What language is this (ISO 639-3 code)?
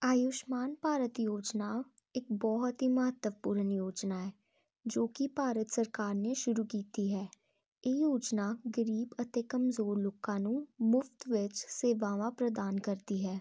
pan